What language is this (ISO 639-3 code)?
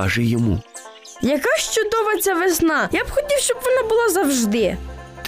ukr